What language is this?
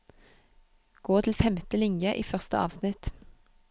Norwegian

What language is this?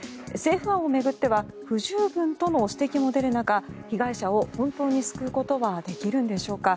Japanese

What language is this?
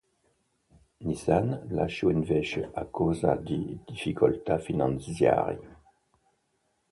Italian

